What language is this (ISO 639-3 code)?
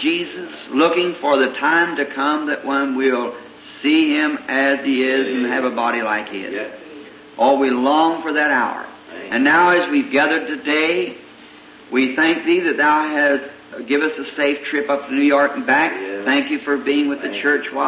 eng